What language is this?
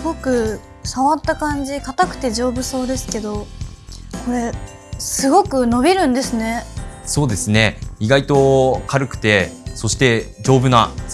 Japanese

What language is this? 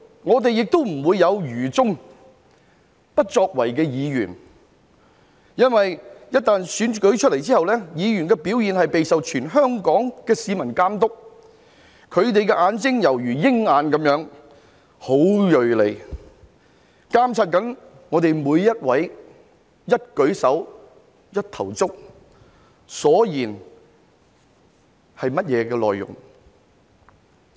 Cantonese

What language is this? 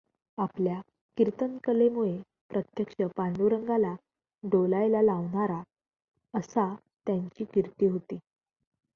Marathi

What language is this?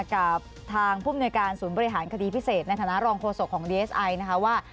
Thai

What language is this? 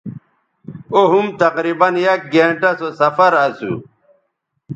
Bateri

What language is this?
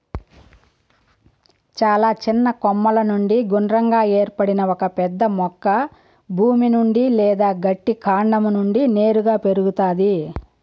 Telugu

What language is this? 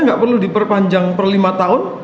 Indonesian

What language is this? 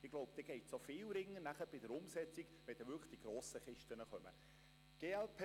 Swiss German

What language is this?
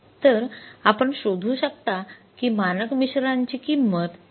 Marathi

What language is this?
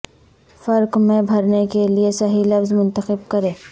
Urdu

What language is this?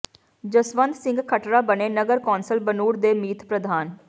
Punjabi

